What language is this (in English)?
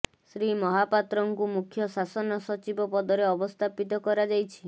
Odia